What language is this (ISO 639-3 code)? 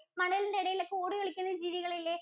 mal